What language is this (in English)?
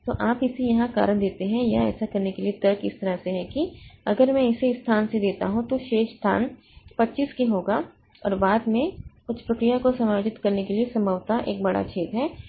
Hindi